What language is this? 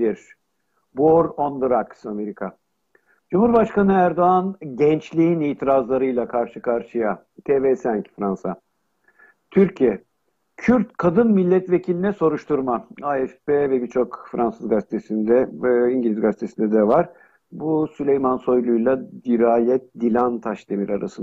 Turkish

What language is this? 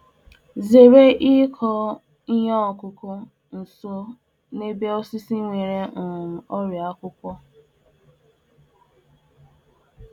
Igbo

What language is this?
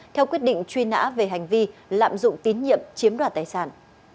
Vietnamese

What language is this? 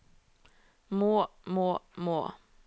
Norwegian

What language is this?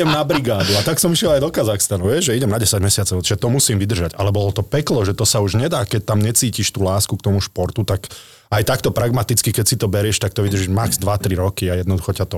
Slovak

